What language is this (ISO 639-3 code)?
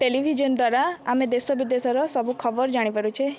ori